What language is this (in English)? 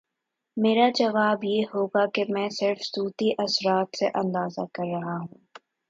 Urdu